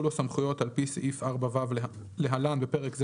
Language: Hebrew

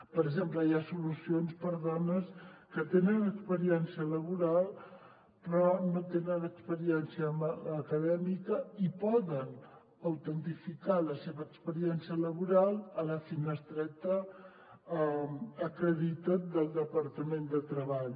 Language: Catalan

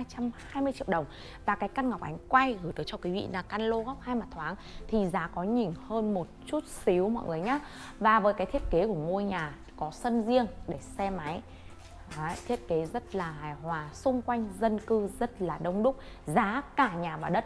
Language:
Vietnamese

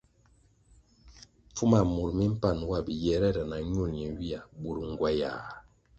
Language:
Kwasio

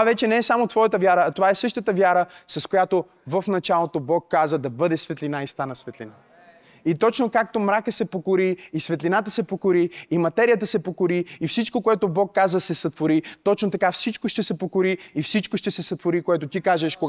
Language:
Bulgarian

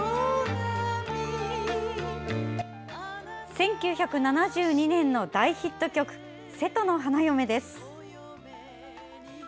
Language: Japanese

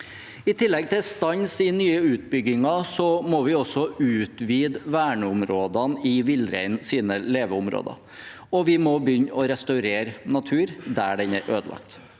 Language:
Norwegian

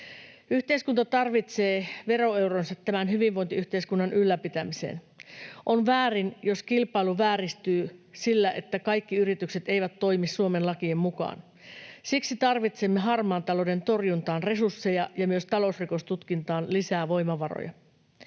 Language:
Finnish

